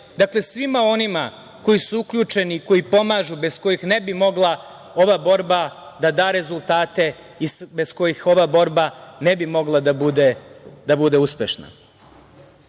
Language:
Serbian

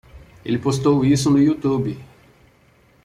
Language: Portuguese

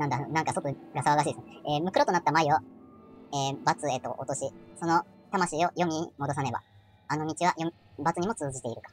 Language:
Japanese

